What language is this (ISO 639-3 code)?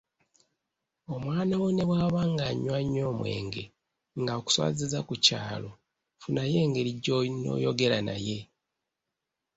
lug